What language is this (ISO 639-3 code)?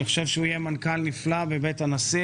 heb